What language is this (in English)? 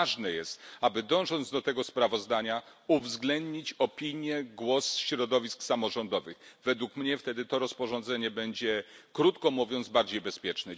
Polish